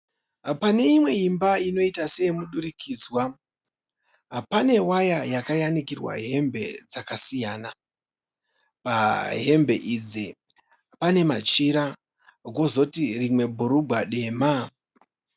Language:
Shona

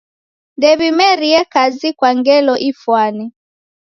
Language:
Taita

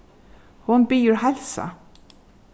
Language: Faroese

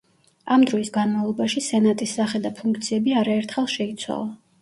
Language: Georgian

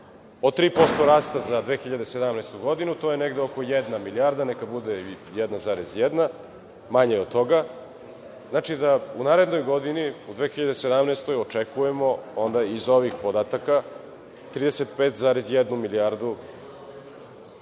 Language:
Serbian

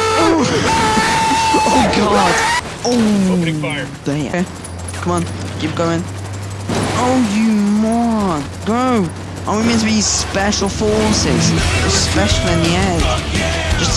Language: English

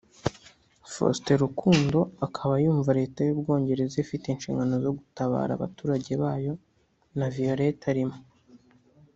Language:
Kinyarwanda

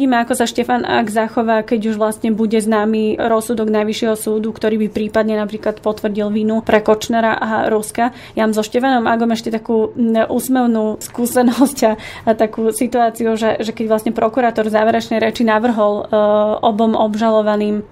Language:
Slovak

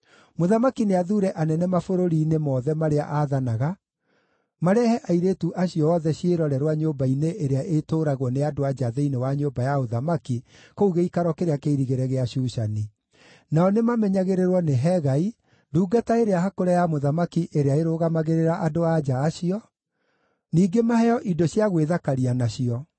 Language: Kikuyu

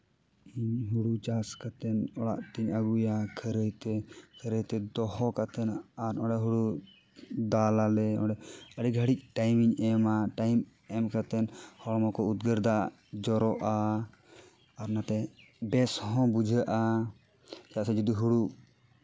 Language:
Santali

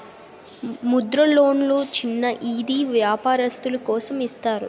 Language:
Telugu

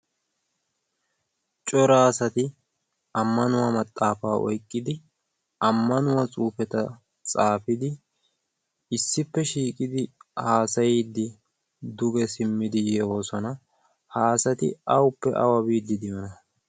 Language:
Wolaytta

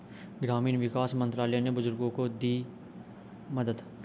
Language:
Hindi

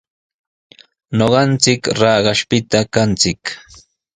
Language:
Sihuas Ancash Quechua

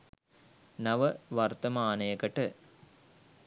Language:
Sinhala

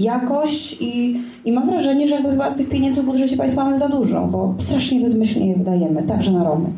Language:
Polish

